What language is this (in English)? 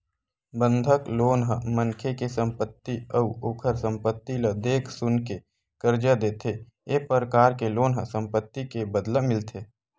Chhattisgarhi